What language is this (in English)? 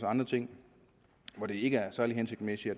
Danish